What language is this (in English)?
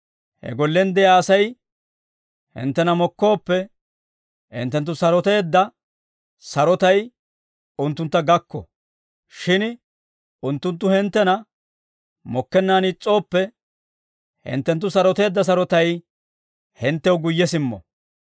Dawro